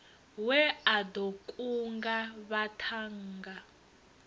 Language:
Venda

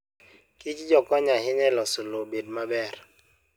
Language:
Luo (Kenya and Tanzania)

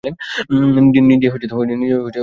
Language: Bangla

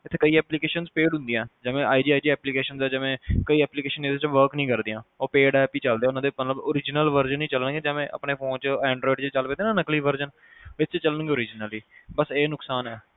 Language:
Punjabi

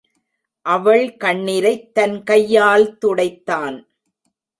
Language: Tamil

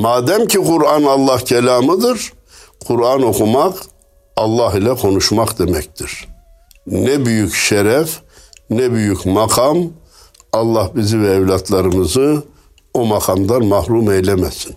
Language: Turkish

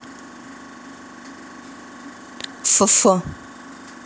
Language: Russian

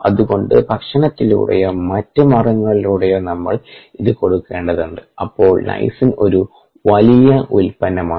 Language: Malayalam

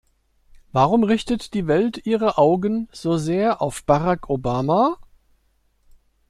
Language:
German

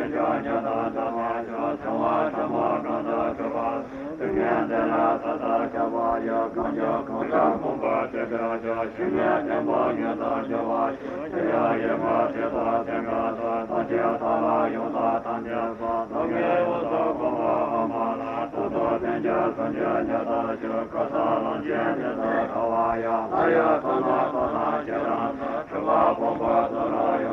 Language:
Italian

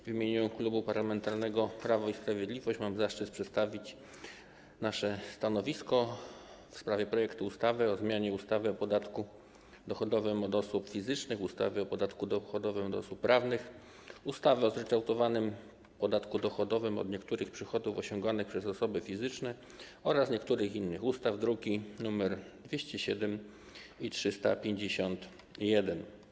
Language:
Polish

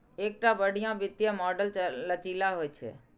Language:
Maithili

